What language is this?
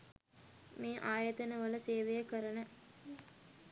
Sinhala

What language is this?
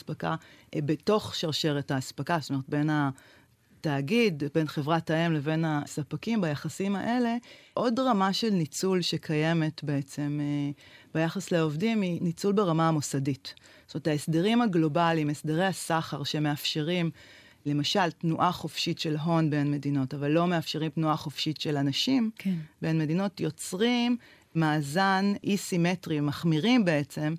Hebrew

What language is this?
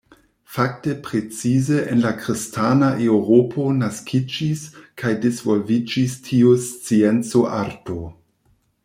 Esperanto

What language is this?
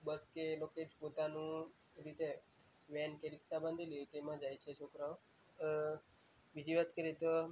Gujarati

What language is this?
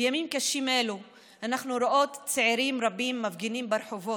Hebrew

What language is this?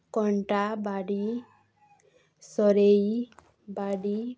Odia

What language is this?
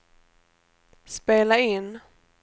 Swedish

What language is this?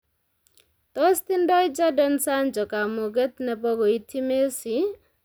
Kalenjin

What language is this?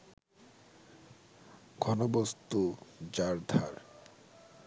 Bangla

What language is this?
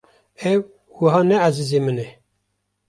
Kurdish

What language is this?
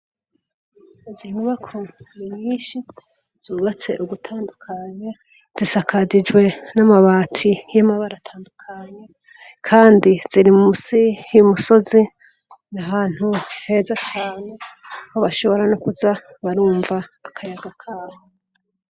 Rundi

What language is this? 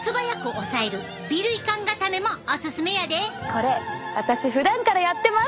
Japanese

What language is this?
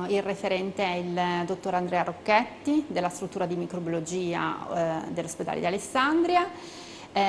Italian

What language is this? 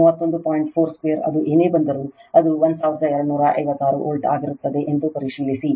Kannada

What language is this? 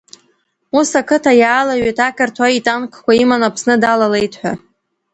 Abkhazian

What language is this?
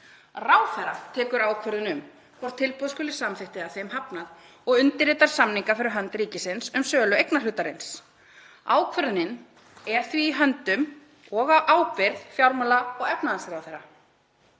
Icelandic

